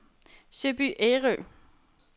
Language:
Danish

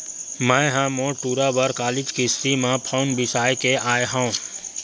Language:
Chhattisgarhi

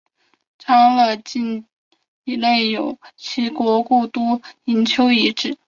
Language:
Chinese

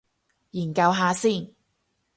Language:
Cantonese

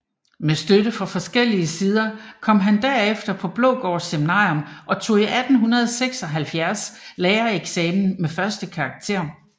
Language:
Danish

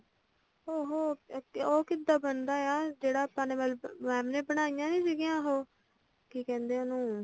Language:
Punjabi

